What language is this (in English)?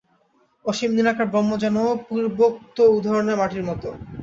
Bangla